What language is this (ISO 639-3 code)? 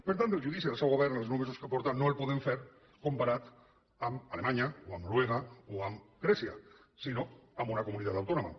cat